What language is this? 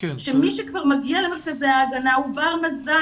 Hebrew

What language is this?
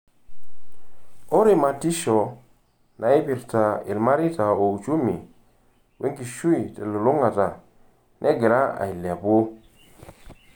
Masai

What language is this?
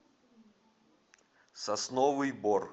Russian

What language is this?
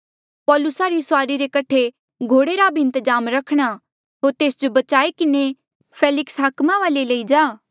Mandeali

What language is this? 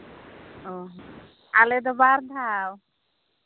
Santali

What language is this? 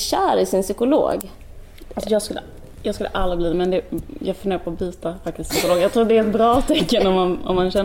Swedish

